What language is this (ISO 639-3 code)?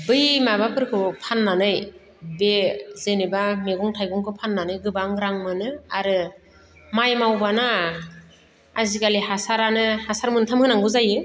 brx